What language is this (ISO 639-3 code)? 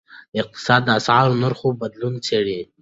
pus